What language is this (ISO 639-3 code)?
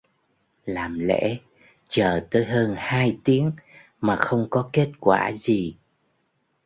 vie